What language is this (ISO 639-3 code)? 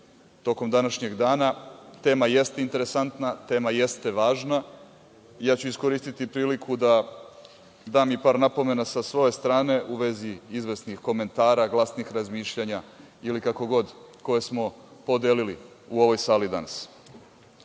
srp